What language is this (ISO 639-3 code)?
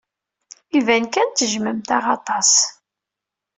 kab